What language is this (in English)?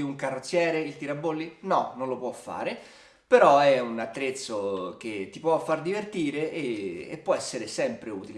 Italian